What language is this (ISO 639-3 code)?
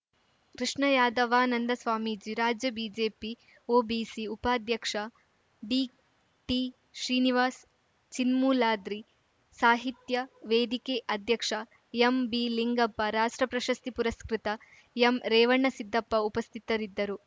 kan